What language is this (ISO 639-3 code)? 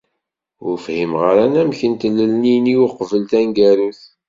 kab